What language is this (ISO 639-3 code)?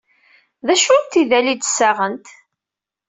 kab